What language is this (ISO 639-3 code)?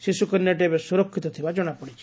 ori